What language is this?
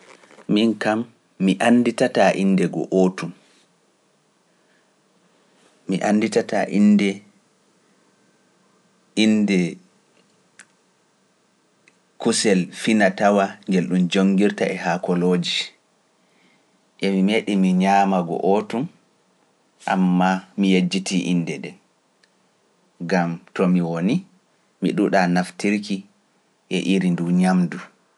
Pular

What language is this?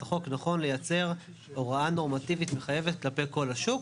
Hebrew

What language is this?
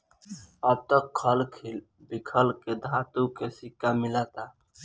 Bhojpuri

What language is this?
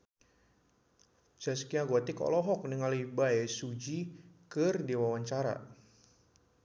Sundanese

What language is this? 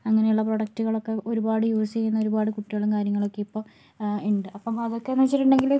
Malayalam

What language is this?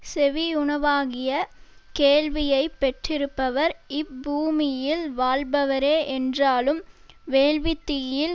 Tamil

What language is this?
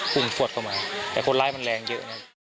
Thai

